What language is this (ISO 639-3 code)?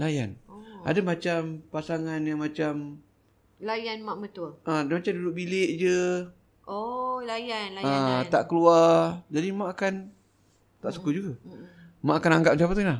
msa